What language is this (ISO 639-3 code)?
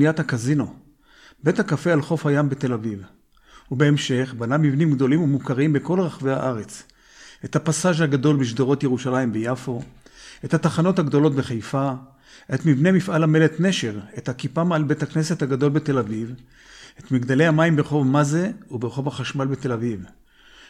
heb